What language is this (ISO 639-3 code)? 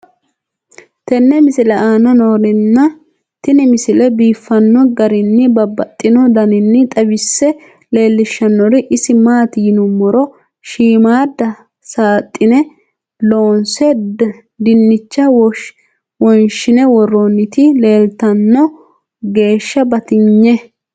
sid